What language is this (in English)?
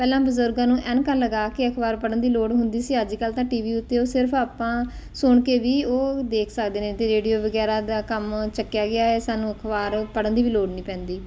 Punjabi